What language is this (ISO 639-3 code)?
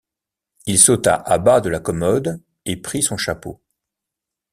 fra